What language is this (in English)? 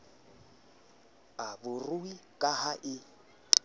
Southern Sotho